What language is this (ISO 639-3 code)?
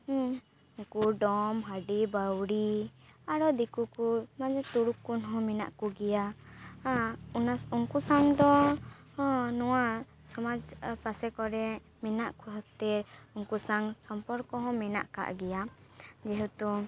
sat